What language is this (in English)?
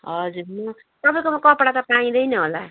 Nepali